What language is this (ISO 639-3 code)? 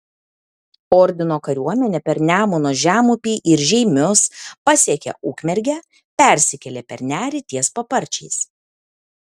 lit